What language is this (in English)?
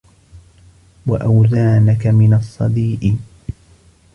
Arabic